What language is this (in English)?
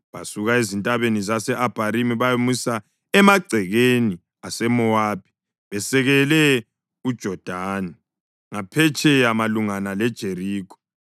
North Ndebele